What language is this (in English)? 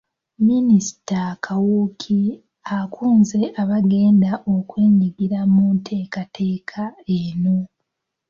Ganda